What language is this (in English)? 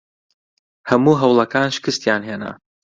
Central Kurdish